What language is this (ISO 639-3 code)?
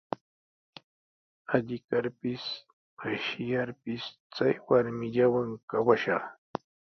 qws